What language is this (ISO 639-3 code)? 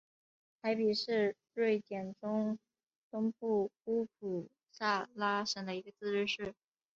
zho